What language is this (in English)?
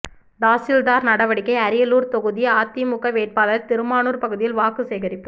Tamil